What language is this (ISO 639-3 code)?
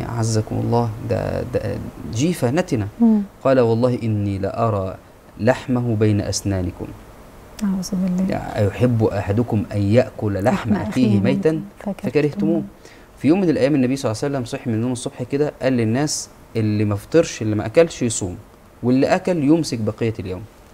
ara